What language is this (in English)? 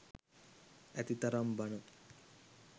Sinhala